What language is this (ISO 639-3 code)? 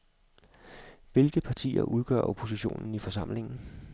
dan